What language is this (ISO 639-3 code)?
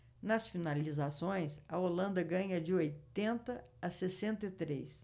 por